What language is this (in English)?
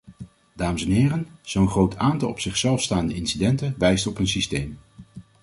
Dutch